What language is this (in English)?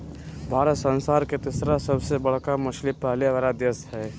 Magahi